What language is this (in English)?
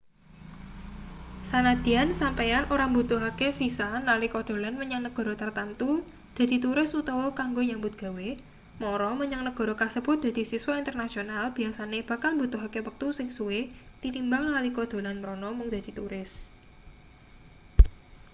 Javanese